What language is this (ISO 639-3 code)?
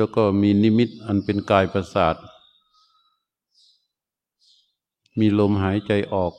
tha